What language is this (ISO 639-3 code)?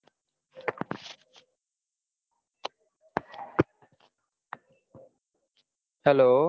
guj